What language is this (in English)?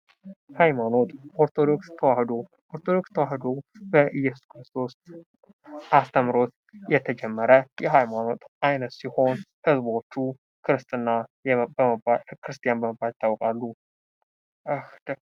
Amharic